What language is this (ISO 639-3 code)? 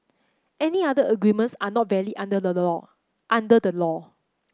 eng